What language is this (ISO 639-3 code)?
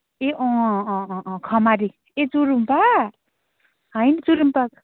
nep